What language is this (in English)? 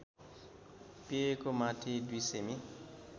Nepali